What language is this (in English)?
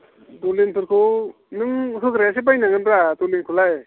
Bodo